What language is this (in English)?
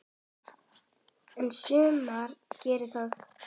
Icelandic